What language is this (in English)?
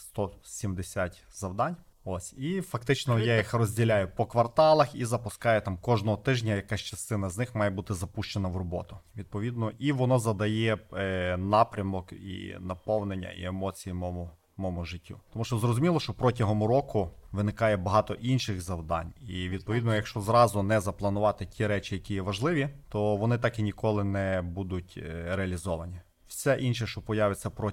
Ukrainian